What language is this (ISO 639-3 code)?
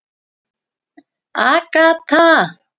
isl